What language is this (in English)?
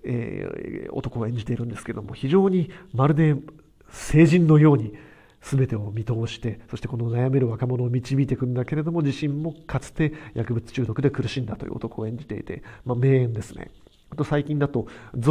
Japanese